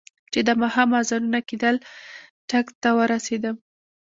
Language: Pashto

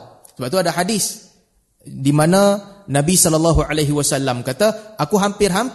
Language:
Malay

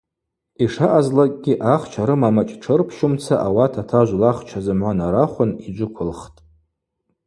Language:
Abaza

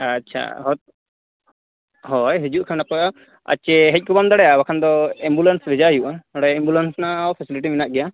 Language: Santali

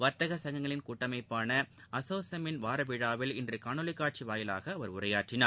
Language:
Tamil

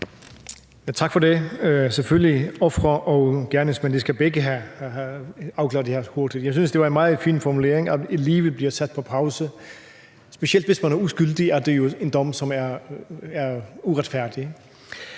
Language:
Danish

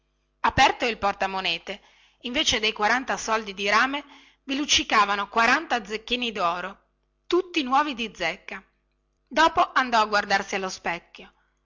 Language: Italian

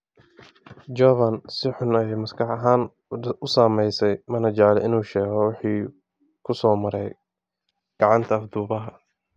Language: Somali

